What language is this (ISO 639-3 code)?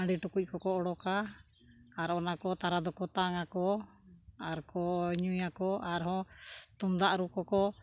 sat